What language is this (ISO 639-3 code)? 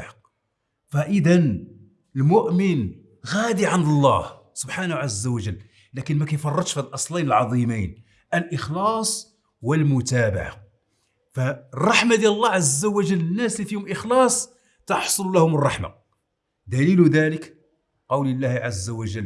ara